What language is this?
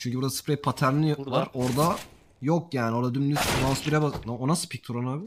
Turkish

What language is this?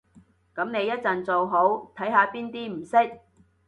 Cantonese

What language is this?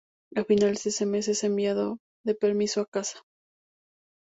Spanish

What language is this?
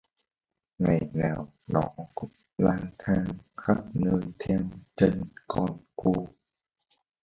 Vietnamese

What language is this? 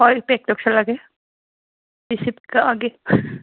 Manipuri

